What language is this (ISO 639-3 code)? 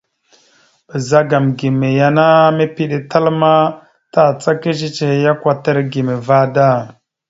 mxu